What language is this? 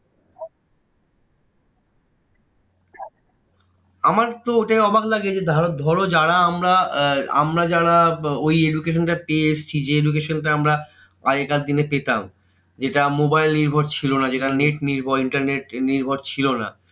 Bangla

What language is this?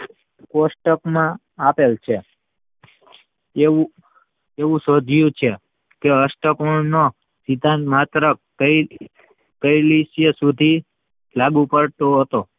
Gujarati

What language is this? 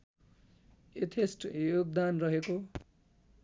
Nepali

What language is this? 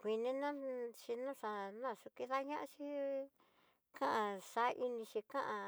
Tidaá Mixtec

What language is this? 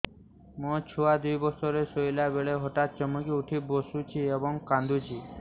Odia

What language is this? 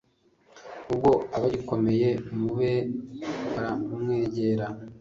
Kinyarwanda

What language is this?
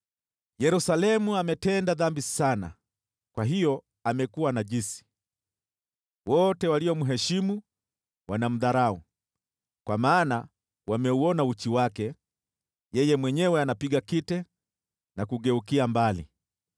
Swahili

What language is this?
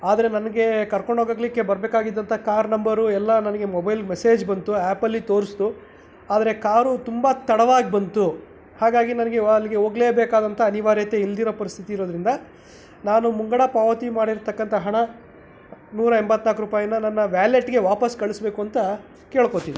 Kannada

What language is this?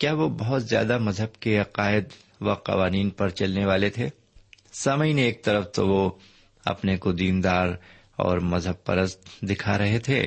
Urdu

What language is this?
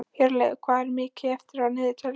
Icelandic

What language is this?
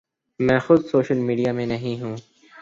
Urdu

